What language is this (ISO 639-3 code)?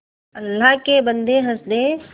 hin